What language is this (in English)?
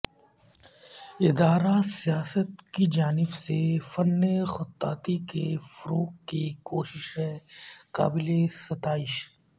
Urdu